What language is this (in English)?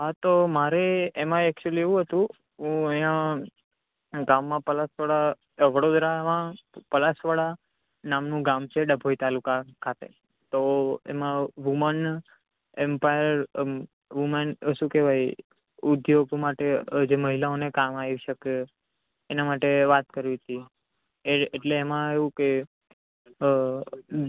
Gujarati